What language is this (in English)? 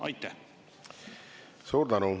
Estonian